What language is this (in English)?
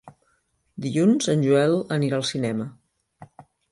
Catalan